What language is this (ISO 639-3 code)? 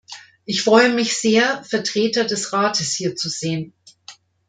deu